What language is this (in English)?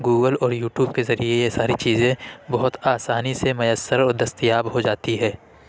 Urdu